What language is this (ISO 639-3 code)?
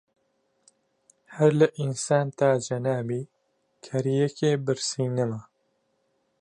ckb